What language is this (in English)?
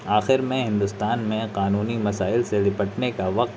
Urdu